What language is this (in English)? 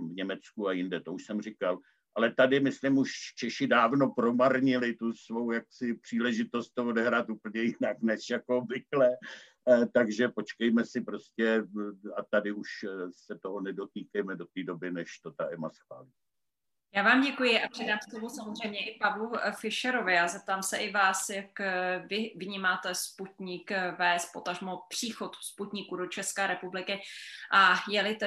Czech